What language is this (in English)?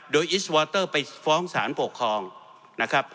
Thai